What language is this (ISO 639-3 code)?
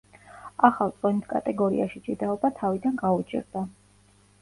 kat